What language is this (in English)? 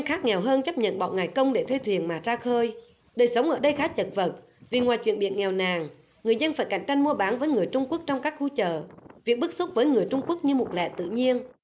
Vietnamese